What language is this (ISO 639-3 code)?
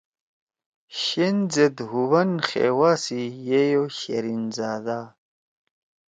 trw